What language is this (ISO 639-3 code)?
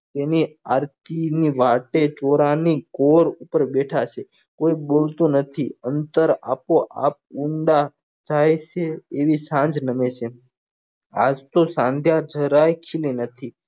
guj